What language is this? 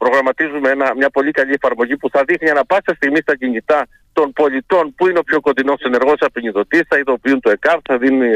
Greek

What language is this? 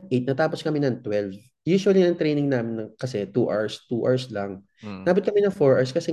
Filipino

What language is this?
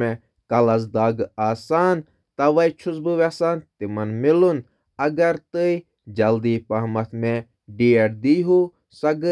Kashmiri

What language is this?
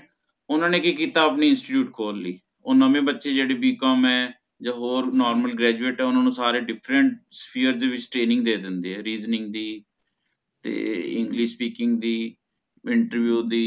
Punjabi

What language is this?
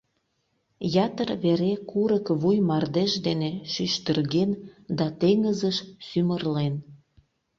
Mari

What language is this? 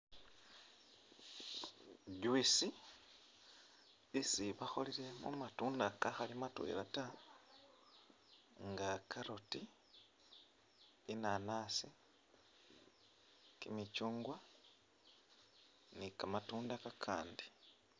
Masaaba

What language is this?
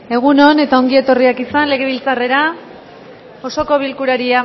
Basque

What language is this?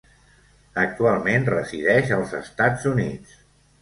Catalan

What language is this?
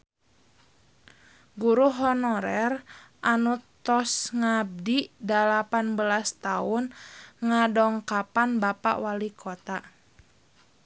Sundanese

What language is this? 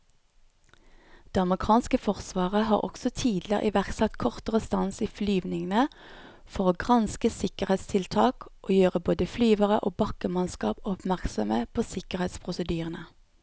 Norwegian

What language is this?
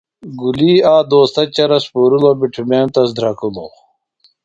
Phalura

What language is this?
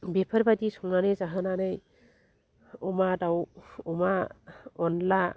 Bodo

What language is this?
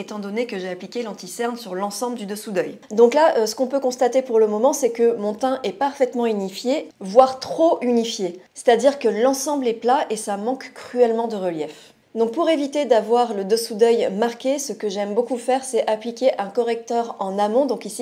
French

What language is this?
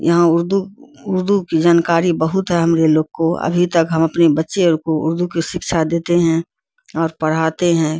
Urdu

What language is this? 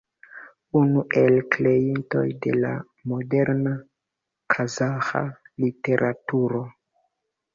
Esperanto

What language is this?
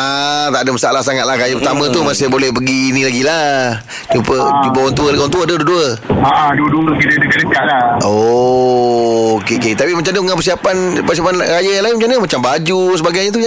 Malay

